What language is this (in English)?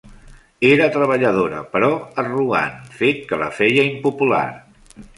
Catalan